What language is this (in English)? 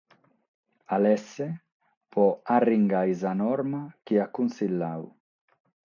Sardinian